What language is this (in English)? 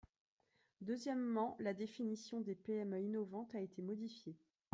French